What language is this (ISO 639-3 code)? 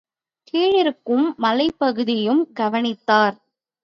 tam